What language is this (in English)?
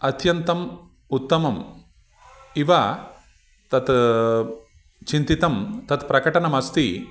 Sanskrit